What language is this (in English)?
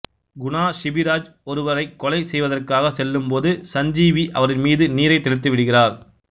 Tamil